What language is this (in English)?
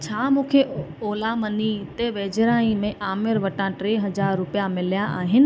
Sindhi